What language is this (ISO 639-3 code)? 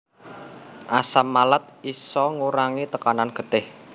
jav